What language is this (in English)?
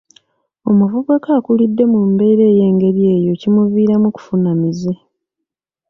Ganda